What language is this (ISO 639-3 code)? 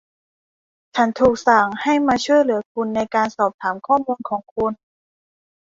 tha